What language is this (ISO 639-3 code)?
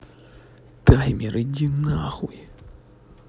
rus